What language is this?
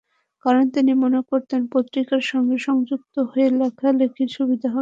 Bangla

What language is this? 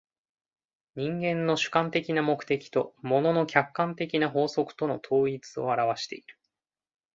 Japanese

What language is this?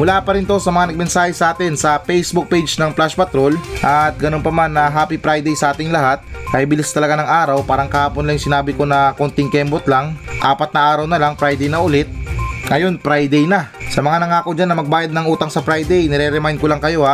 Filipino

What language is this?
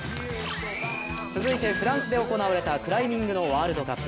Japanese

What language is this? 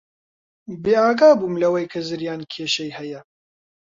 Central Kurdish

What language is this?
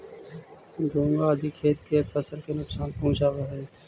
Magahi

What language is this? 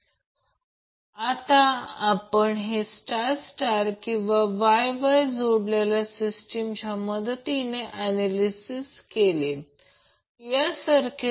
Marathi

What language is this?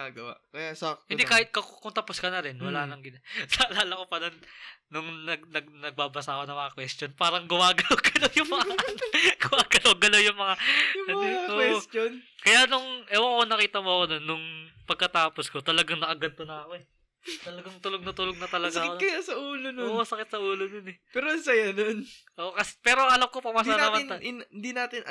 Filipino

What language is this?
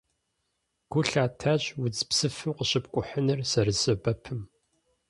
Kabardian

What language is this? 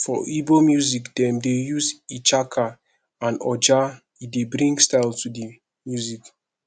Nigerian Pidgin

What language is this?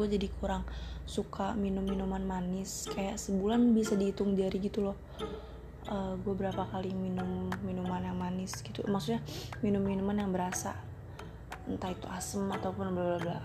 Indonesian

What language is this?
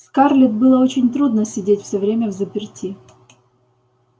Russian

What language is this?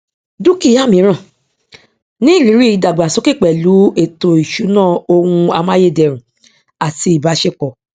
Yoruba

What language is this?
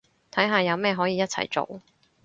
Cantonese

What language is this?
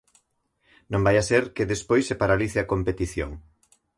Galician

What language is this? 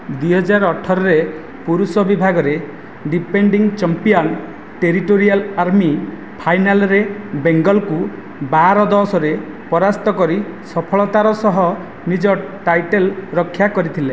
Odia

